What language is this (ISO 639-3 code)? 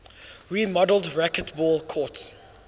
eng